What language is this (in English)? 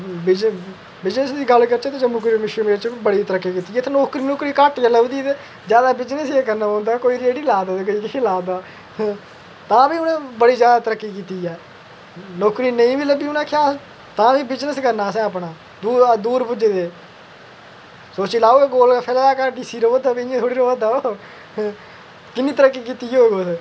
Dogri